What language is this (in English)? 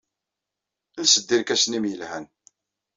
Kabyle